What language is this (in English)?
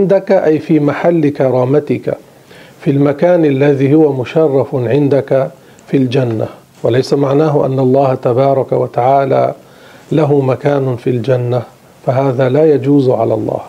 Arabic